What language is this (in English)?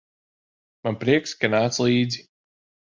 Latvian